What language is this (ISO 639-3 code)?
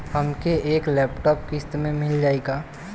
bho